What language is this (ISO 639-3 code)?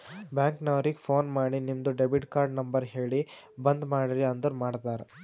kan